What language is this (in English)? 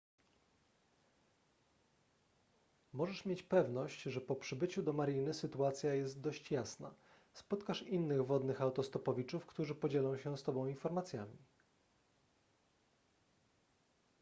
Polish